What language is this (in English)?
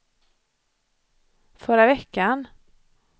Swedish